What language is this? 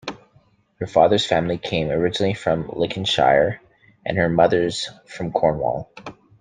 English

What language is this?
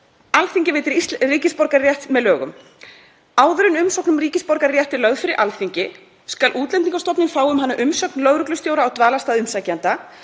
Icelandic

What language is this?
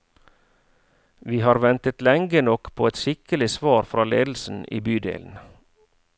Norwegian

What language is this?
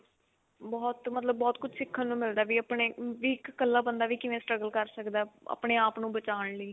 Punjabi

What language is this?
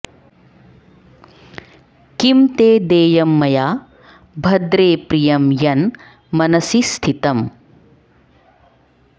Sanskrit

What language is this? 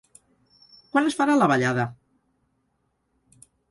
Catalan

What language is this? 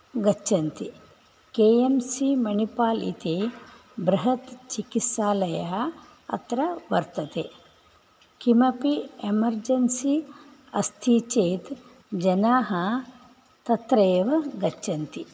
Sanskrit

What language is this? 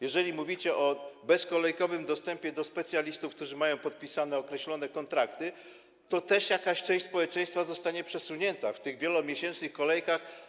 Polish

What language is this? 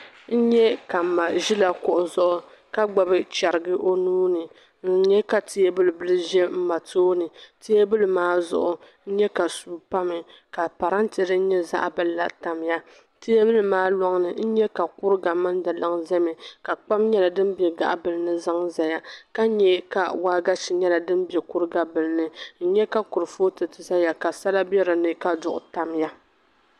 Dagbani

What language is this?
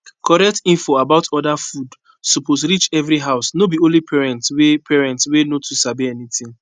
Nigerian Pidgin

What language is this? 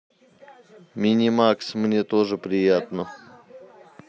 Russian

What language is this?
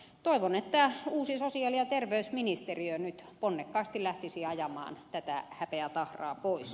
Finnish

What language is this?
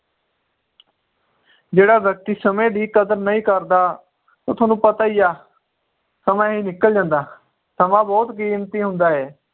Punjabi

